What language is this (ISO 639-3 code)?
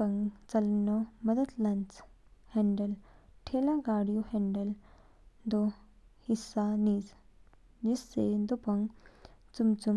kfk